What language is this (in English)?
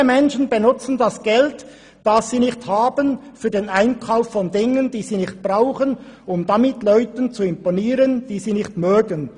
Swiss German